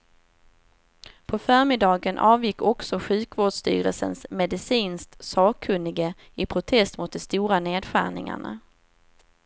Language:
Swedish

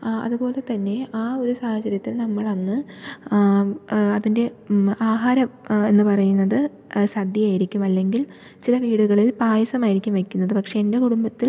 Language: Malayalam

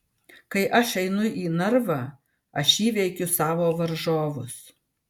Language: Lithuanian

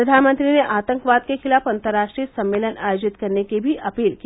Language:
Hindi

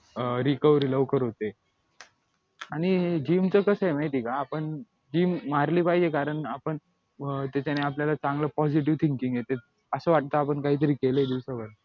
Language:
Marathi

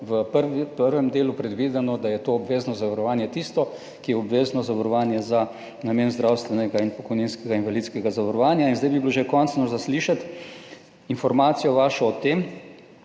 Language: Slovenian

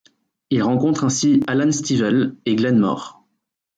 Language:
French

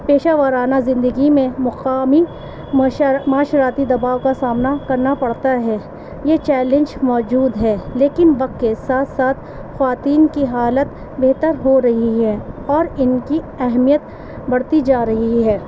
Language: Urdu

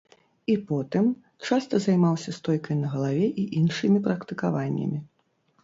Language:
Belarusian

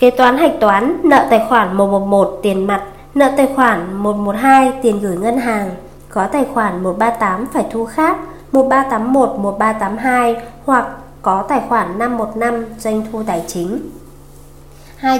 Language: Vietnamese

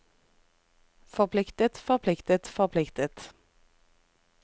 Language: Norwegian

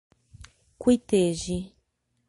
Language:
Portuguese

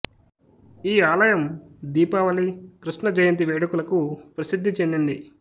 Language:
Telugu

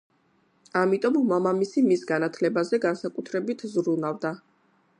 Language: Georgian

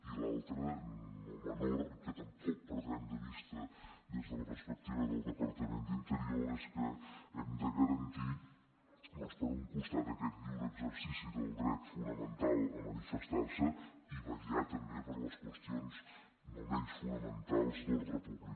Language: Catalan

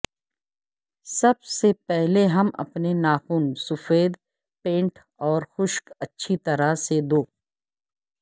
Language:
Urdu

